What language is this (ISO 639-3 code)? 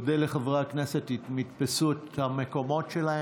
heb